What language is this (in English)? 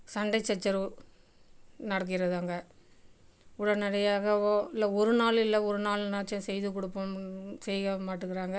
Tamil